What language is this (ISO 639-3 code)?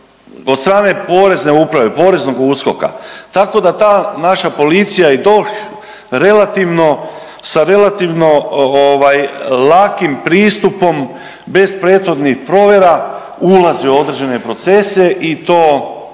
hrv